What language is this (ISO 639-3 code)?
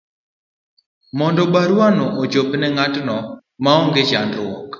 luo